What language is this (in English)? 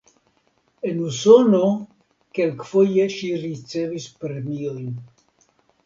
Esperanto